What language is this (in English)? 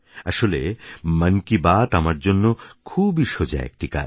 Bangla